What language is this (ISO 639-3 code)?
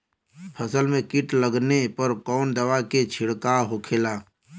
bho